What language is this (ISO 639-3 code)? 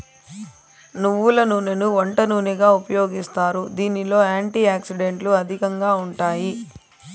tel